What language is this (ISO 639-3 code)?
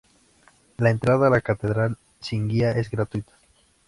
spa